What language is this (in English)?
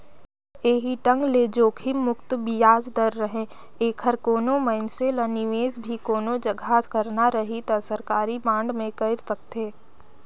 Chhattisgarhi